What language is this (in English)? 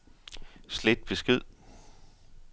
Danish